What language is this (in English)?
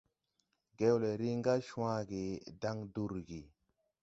Tupuri